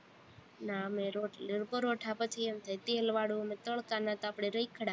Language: Gujarati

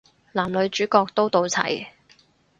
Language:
Cantonese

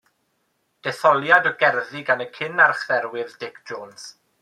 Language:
Welsh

